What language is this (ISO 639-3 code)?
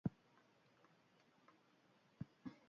eus